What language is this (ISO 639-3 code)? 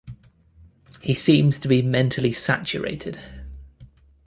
eng